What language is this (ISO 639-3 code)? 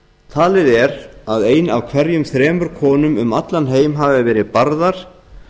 isl